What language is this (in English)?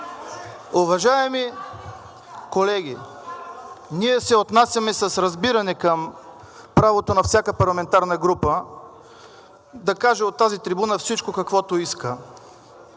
Bulgarian